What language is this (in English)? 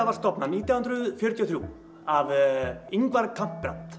Icelandic